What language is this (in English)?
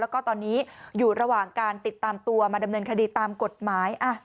Thai